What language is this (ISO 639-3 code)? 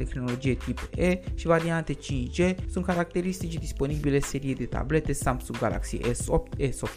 ron